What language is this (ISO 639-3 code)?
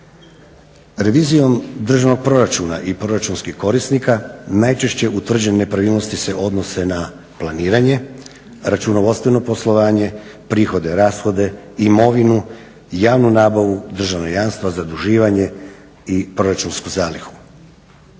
hrv